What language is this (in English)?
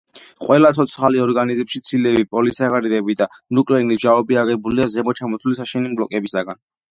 Georgian